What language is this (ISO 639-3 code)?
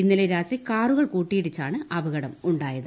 mal